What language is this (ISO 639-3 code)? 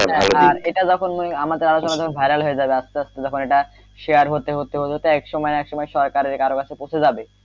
ben